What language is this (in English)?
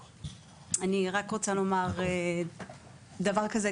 Hebrew